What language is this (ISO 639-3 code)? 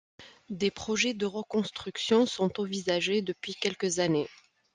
fra